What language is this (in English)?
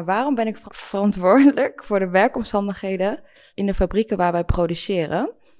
Dutch